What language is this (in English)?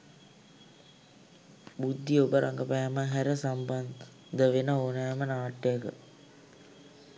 Sinhala